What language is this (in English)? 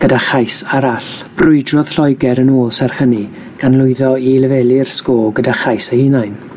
Welsh